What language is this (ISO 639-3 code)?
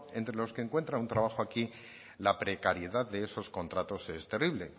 spa